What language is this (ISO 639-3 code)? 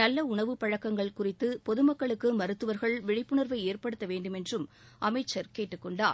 tam